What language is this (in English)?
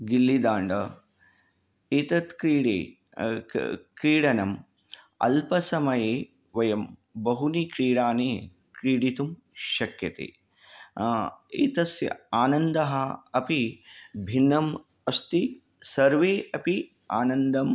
Sanskrit